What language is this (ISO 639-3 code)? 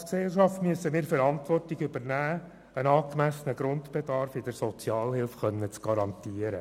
gsw